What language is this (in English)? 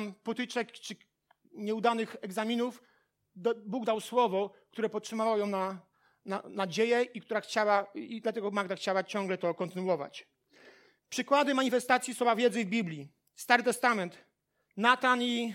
Polish